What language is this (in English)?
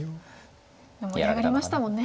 Japanese